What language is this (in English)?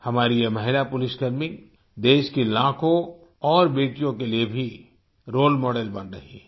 Hindi